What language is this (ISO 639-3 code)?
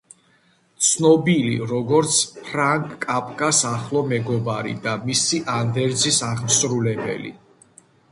kat